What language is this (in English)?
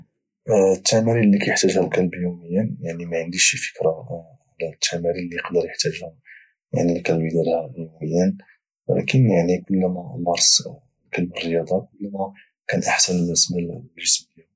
Moroccan Arabic